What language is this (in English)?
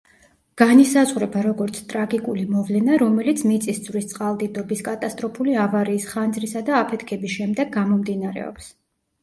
Georgian